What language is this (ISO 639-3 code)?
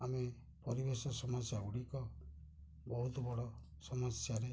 ori